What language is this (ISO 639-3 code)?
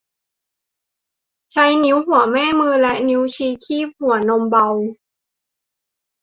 tha